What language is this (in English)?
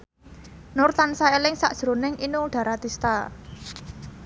Javanese